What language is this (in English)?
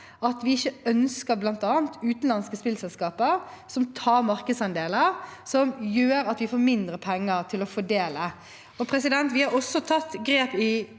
Norwegian